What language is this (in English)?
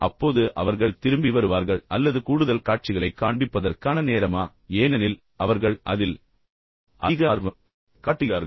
Tamil